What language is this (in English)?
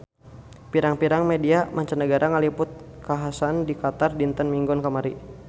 Sundanese